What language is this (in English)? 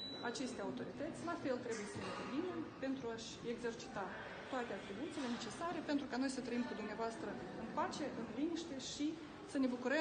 Romanian